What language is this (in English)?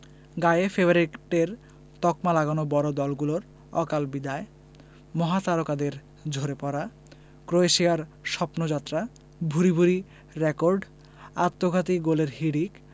Bangla